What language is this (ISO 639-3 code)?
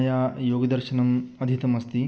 san